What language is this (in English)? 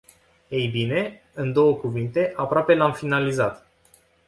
Romanian